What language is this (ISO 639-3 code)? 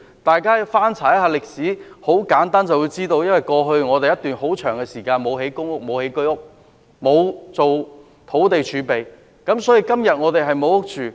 yue